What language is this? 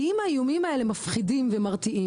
Hebrew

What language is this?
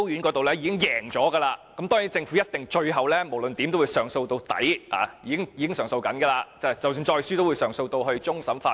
Cantonese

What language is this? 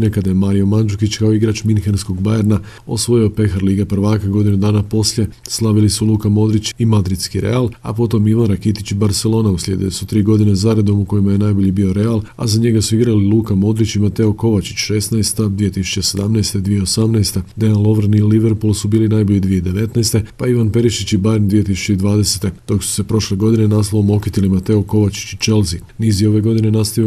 Croatian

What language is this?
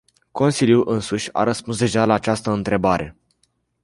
Romanian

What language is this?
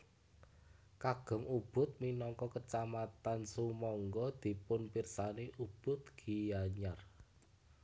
Javanese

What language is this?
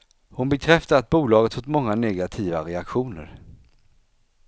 Swedish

